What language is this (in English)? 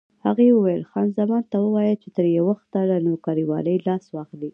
Pashto